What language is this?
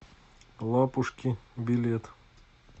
Russian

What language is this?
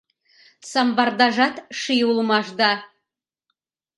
Mari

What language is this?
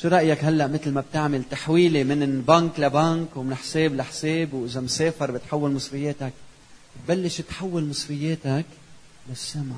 Arabic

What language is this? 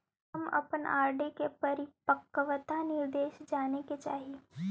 Magahi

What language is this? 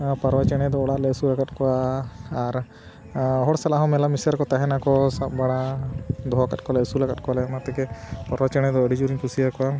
Santali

